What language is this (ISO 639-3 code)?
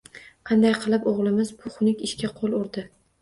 uzb